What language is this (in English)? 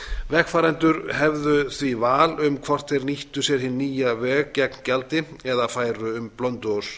Icelandic